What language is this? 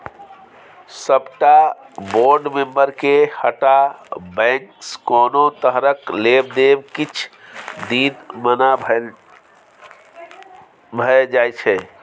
Maithili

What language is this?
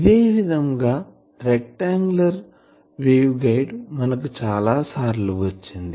Telugu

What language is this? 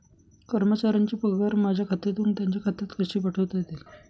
Marathi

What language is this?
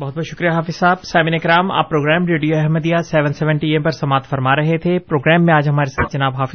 Urdu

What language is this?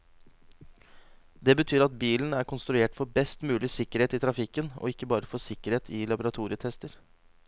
Norwegian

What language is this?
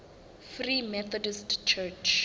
Southern Sotho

